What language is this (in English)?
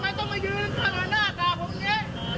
Thai